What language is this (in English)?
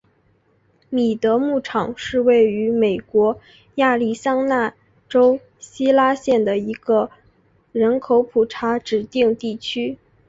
Chinese